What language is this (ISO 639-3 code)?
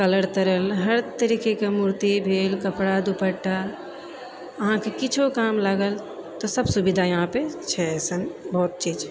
mai